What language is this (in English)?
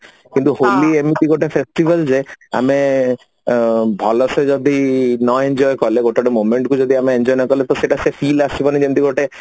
Odia